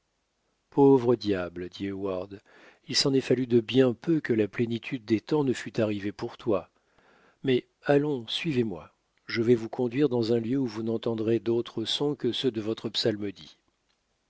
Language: French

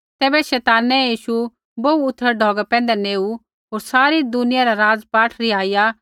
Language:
Kullu Pahari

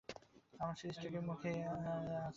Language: Bangla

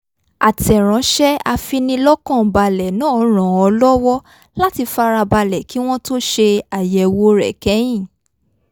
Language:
Yoruba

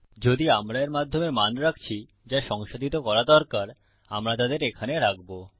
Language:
Bangla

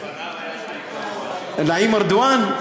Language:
Hebrew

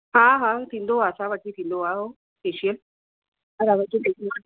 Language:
Sindhi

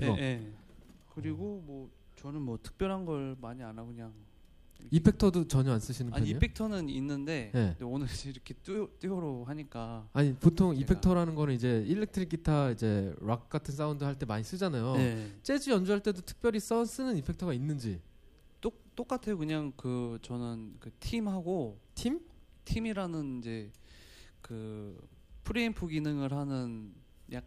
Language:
Korean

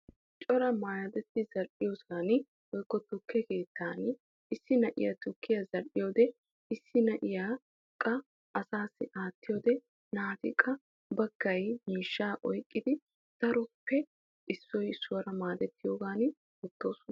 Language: Wolaytta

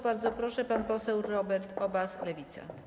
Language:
Polish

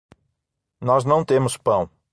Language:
Portuguese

